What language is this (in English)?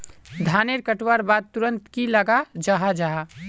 Magahi